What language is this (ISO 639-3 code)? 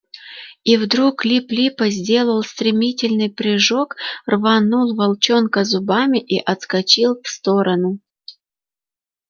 rus